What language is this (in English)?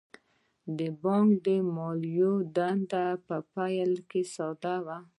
Pashto